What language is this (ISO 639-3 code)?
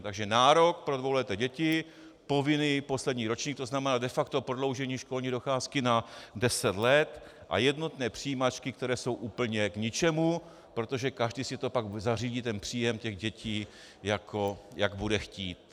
ces